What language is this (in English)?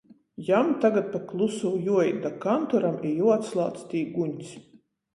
Latgalian